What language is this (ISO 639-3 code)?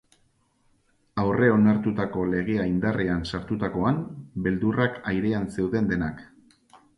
eus